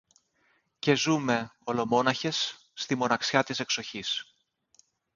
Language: Greek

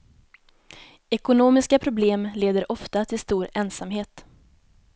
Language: Swedish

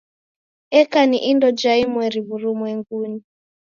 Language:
Taita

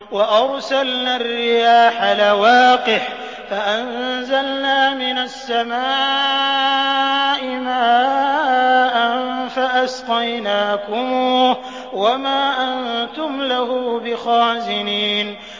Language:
Arabic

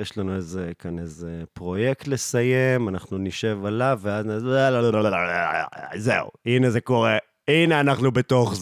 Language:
Hebrew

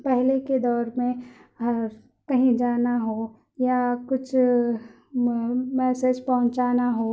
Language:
Urdu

